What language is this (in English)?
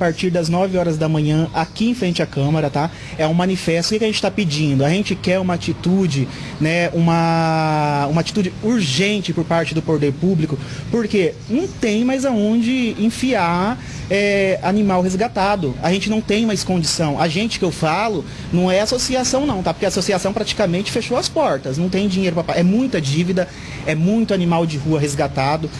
Portuguese